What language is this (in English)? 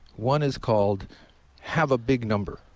English